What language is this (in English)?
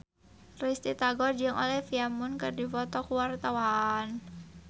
Sundanese